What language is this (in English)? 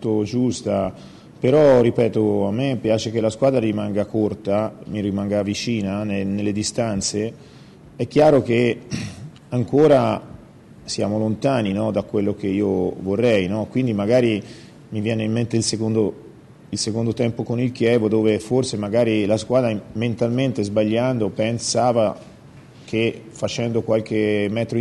Italian